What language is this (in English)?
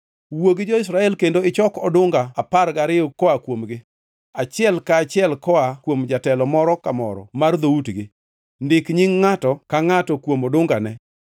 Luo (Kenya and Tanzania)